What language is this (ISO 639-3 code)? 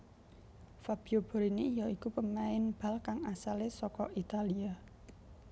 jav